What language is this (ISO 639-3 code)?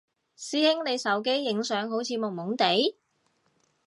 yue